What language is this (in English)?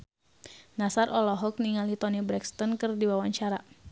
Sundanese